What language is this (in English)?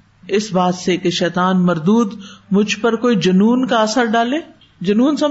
Urdu